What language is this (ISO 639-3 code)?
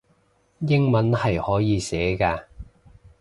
yue